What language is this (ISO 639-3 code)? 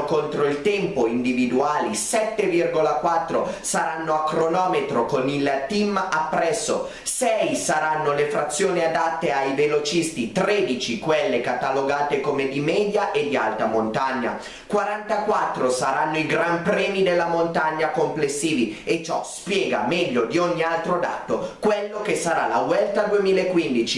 ita